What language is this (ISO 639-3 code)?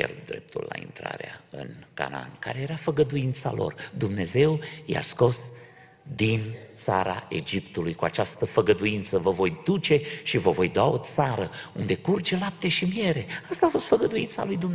ron